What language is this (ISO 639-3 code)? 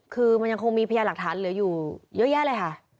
tha